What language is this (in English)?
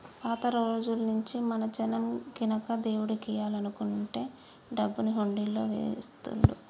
Telugu